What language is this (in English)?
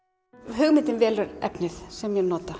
Icelandic